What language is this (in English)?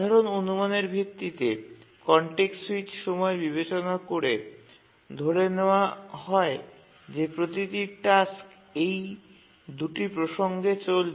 Bangla